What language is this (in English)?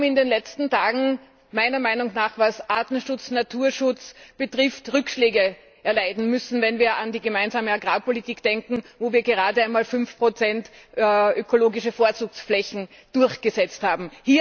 German